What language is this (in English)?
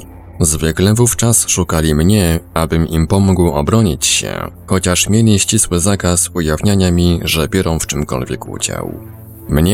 Polish